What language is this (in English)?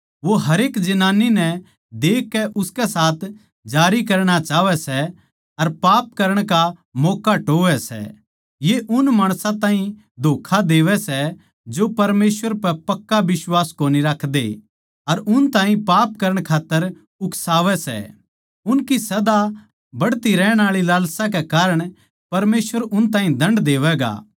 Haryanvi